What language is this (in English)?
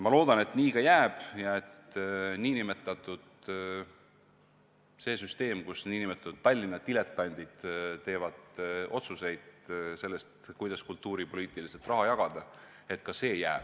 Estonian